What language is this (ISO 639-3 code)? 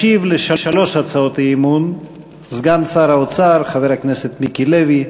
heb